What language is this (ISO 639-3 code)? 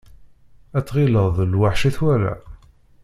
kab